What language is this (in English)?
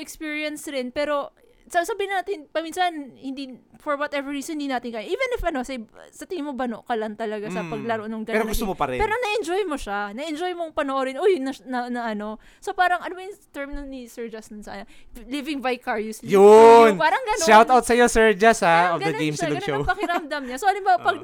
Filipino